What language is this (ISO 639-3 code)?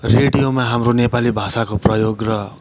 nep